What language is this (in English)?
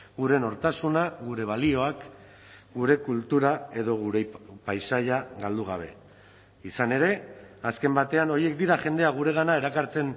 Basque